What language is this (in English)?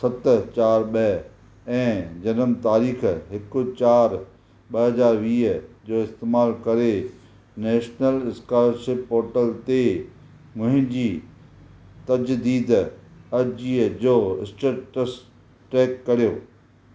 Sindhi